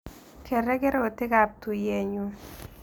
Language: Kalenjin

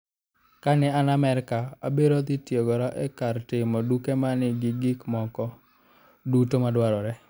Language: Luo (Kenya and Tanzania)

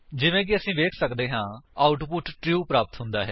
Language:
Punjabi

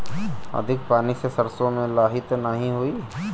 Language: Bhojpuri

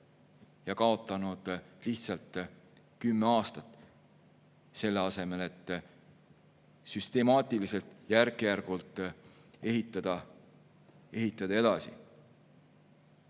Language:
Estonian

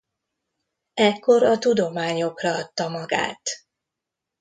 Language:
Hungarian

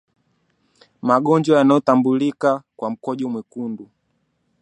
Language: Swahili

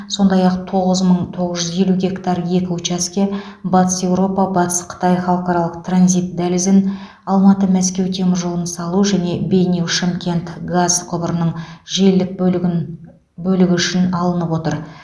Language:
Kazakh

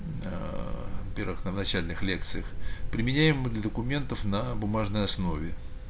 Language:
Russian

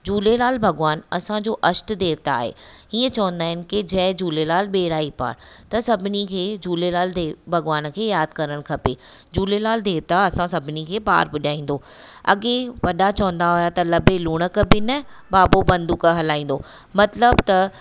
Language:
Sindhi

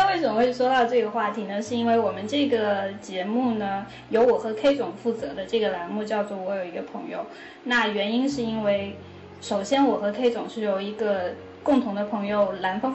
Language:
Chinese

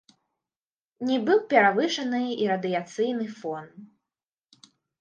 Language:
Belarusian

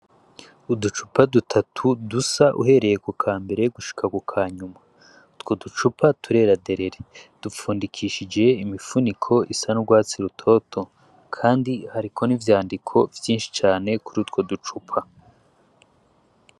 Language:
Rundi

